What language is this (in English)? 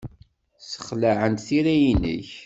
Kabyle